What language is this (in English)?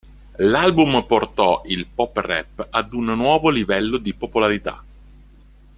Italian